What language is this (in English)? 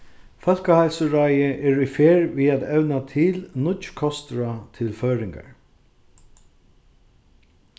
Faroese